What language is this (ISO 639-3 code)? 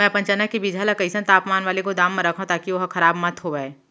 hne